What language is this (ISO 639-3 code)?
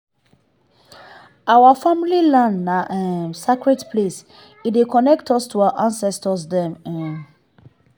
pcm